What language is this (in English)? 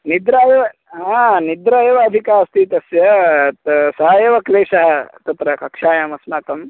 Sanskrit